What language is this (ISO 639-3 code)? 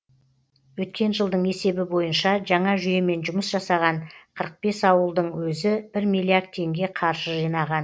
kaz